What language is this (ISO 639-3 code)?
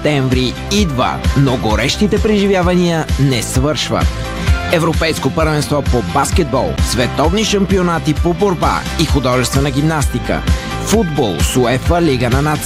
bul